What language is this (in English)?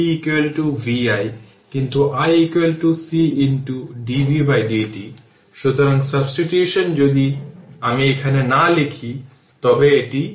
Bangla